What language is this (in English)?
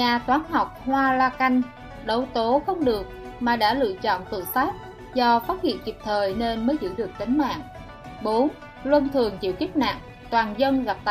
Vietnamese